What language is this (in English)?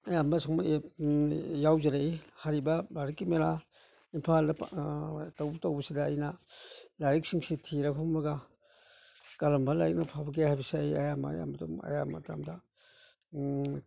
Manipuri